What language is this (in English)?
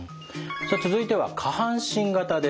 Japanese